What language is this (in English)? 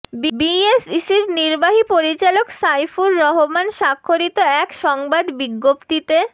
Bangla